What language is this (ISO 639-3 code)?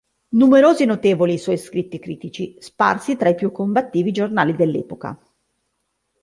ita